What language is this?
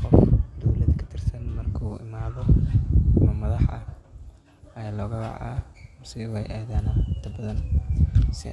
Somali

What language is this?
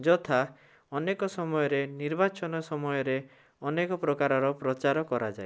Odia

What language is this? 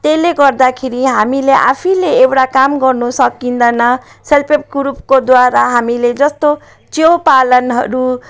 Nepali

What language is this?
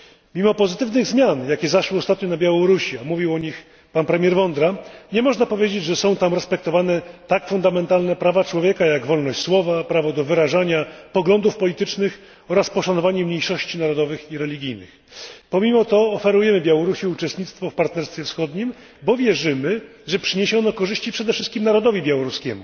Polish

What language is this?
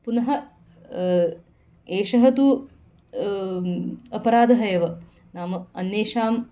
Sanskrit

